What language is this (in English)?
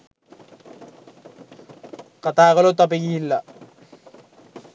Sinhala